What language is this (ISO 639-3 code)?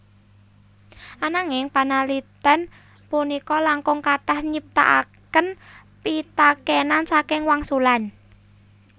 jav